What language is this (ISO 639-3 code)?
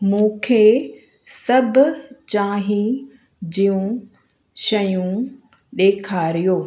snd